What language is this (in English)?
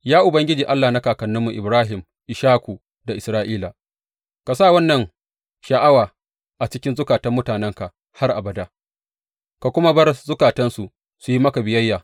Hausa